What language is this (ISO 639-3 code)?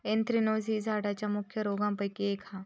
mar